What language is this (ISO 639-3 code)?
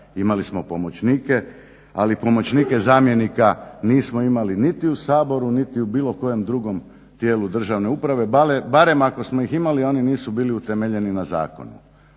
hrv